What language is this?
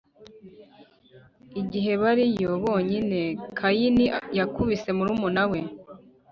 Kinyarwanda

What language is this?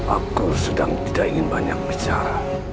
Indonesian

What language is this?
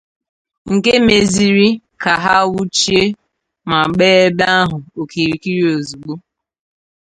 Igbo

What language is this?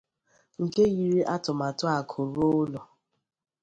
Igbo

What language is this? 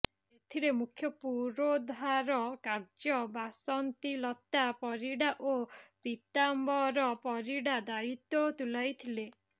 Odia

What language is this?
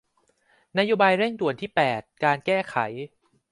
Thai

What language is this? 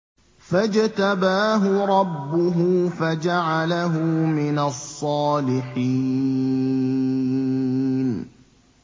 Arabic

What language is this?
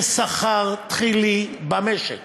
Hebrew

